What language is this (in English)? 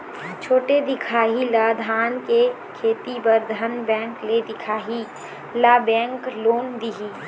Chhattisgarhi